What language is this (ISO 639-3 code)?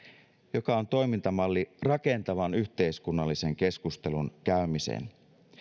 fin